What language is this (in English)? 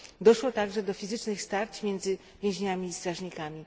Polish